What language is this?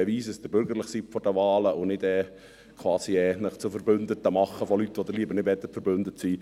Swiss German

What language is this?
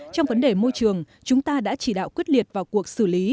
Vietnamese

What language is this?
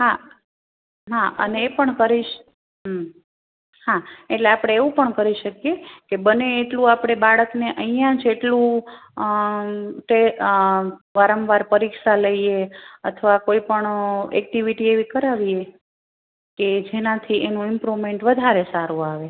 Gujarati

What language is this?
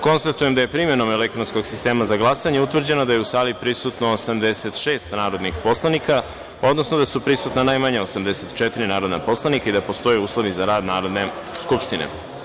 Serbian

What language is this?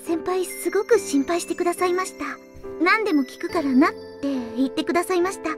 Japanese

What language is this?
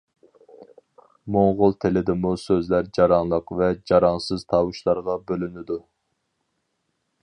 Uyghur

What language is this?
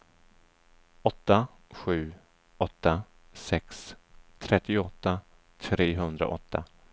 Swedish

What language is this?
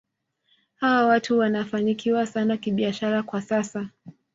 Swahili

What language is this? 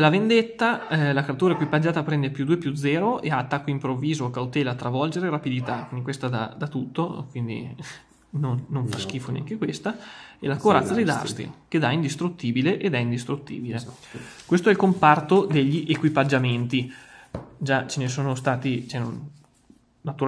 Italian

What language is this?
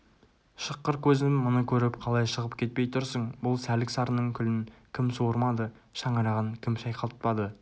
Kazakh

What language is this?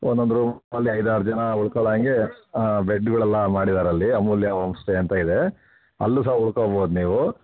Kannada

